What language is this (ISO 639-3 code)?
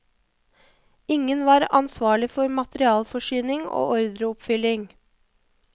nor